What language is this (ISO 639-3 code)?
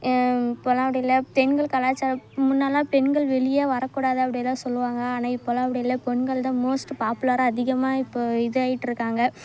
tam